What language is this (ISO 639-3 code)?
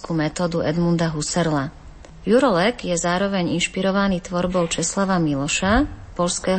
slk